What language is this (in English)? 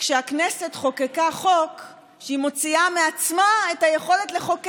Hebrew